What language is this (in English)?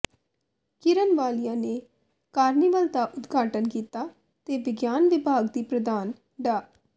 Punjabi